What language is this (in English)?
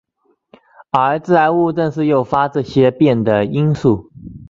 Chinese